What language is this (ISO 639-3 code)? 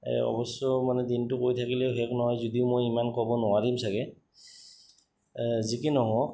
asm